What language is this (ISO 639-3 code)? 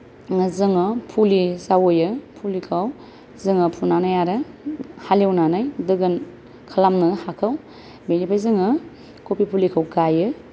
brx